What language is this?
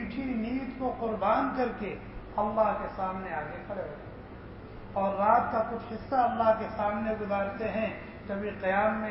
Arabic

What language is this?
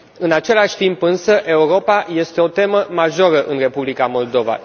Romanian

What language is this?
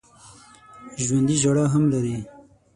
Pashto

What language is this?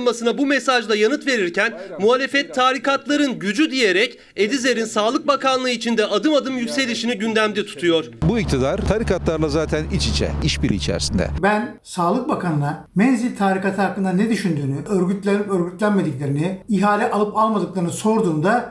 Turkish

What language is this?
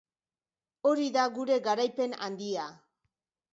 Basque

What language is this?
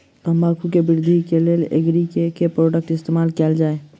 Maithili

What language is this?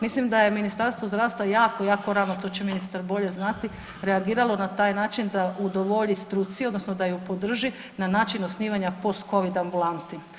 Croatian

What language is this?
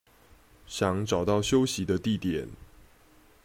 Chinese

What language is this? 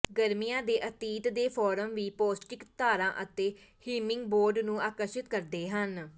Punjabi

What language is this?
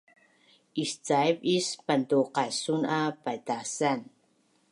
Bunun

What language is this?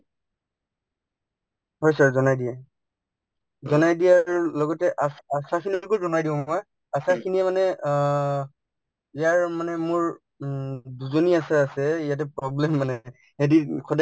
Assamese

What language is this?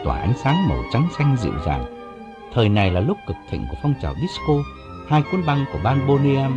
Vietnamese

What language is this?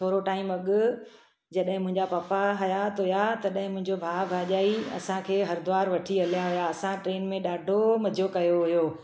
Sindhi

